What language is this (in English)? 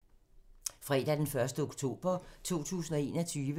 Danish